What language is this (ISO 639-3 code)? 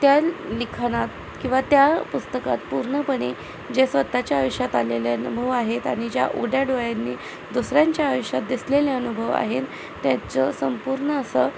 mar